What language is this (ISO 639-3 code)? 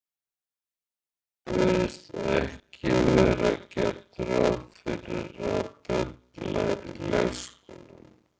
isl